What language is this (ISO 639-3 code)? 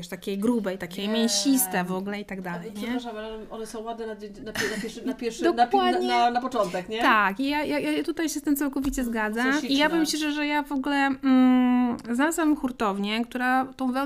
pol